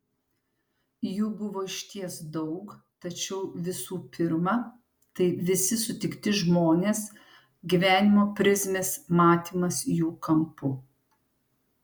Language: Lithuanian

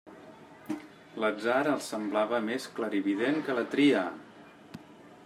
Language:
Catalan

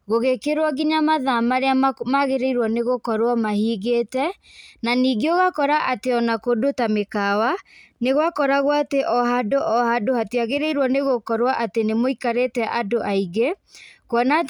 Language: Kikuyu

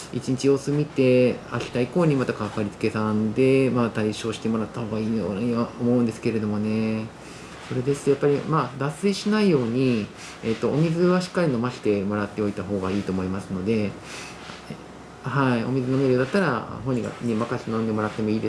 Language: Japanese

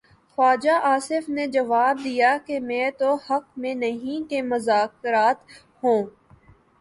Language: Urdu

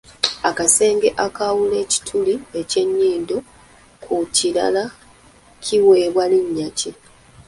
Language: Ganda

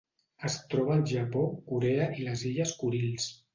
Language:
Catalan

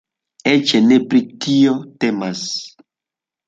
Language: Esperanto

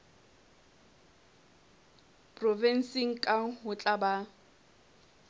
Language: Southern Sotho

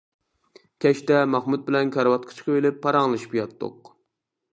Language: Uyghur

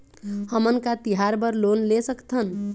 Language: Chhattisgarhi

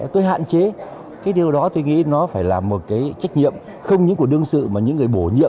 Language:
Vietnamese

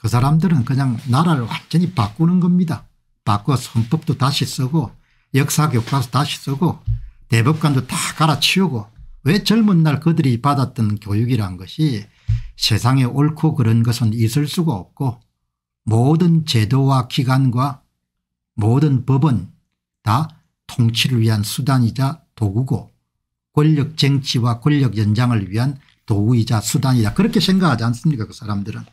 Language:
Korean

